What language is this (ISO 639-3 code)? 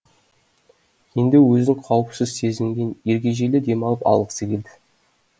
kaz